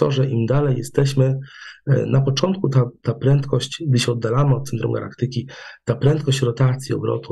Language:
Polish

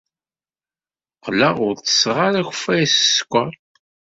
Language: Kabyle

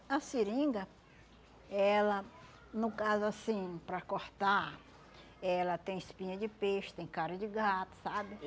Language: Portuguese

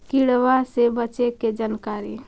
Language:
Magahi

